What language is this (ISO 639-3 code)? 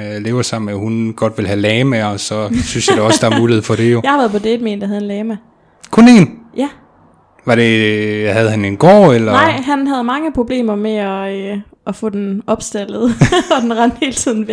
dan